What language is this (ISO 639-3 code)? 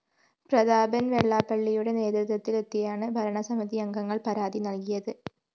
mal